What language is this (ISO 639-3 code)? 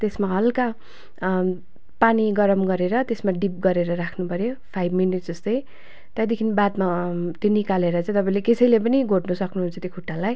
nep